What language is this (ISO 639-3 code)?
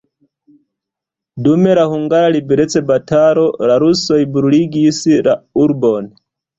epo